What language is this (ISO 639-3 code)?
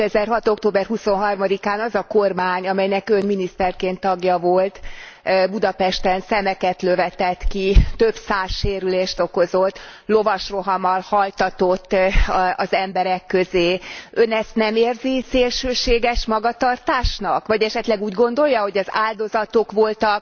hun